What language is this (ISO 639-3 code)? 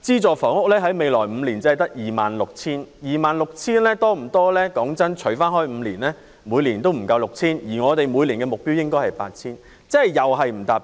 yue